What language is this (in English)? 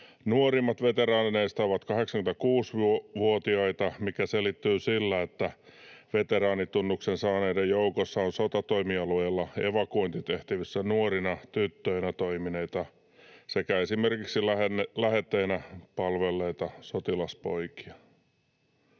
Finnish